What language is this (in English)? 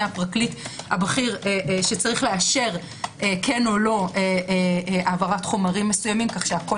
Hebrew